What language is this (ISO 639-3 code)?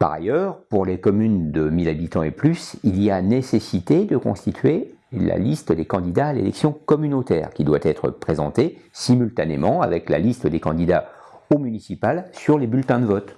fra